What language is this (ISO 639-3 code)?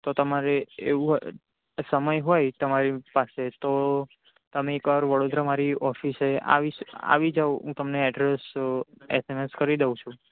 guj